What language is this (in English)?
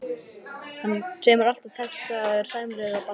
Icelandic